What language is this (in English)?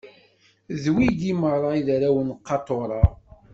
Kabyle